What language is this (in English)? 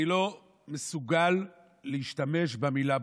Hebrew